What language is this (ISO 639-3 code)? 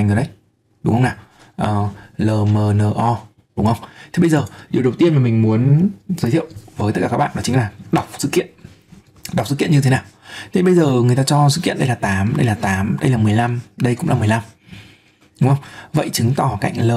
vie